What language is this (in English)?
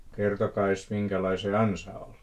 Finnish